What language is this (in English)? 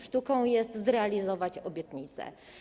Polish